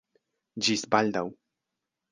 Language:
Esperanto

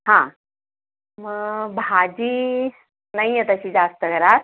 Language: Marathi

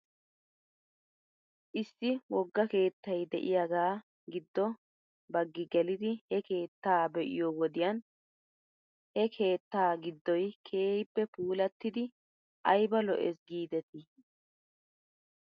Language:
Wolaytta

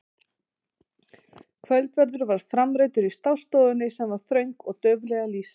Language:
Icelandic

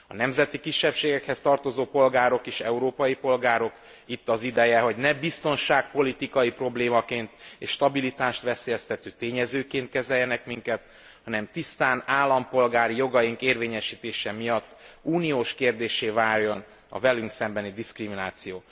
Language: Hungarian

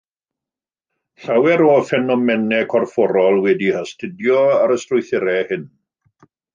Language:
Welsh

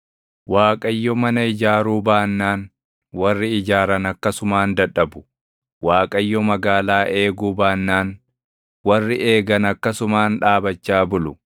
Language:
Oromo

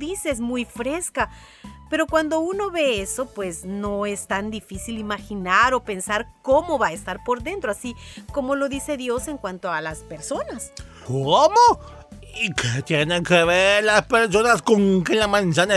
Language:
Spanish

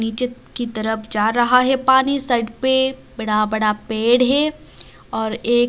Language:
Hindi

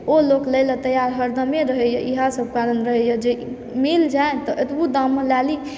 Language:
Maithili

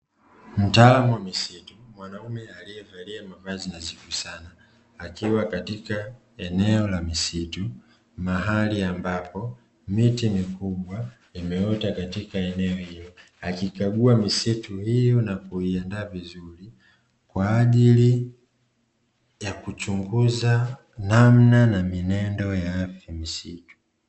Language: Swahili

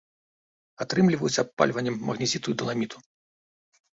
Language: Belarusian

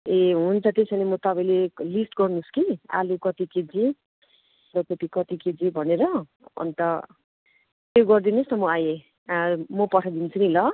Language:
Nepali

